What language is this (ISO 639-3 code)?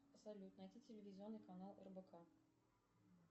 rus